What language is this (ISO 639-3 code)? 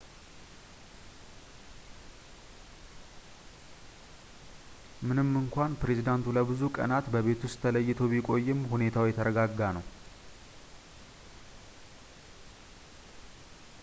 amh